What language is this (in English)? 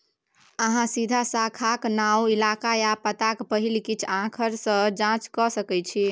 Maithili